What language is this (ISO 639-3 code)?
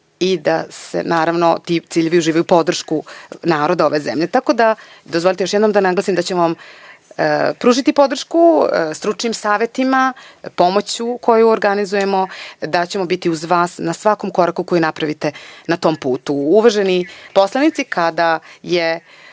srp